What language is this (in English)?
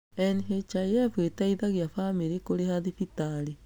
Kikuyu